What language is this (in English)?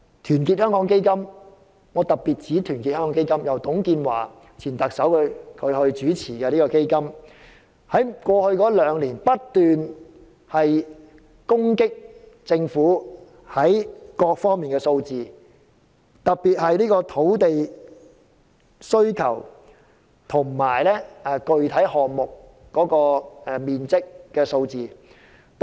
Cantonese